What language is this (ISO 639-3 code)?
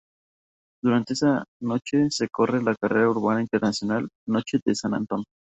spa